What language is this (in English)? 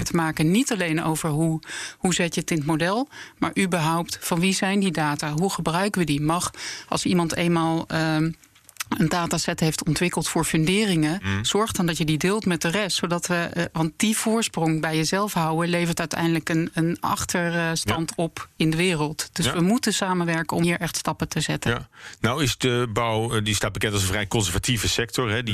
Dutch